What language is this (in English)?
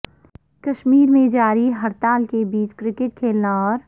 Urdu